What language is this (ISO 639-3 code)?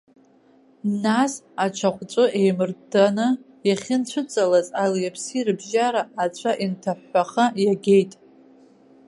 abk